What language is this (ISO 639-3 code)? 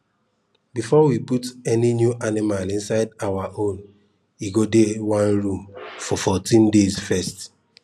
pcm